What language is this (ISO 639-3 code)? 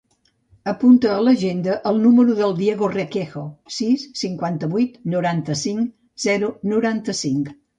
cat